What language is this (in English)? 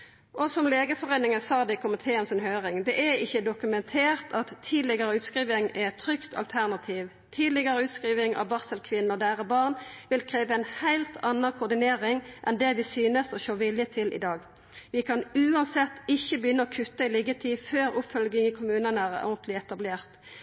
Norwegian Nynorsk